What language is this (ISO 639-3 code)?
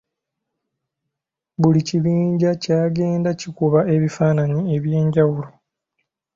lug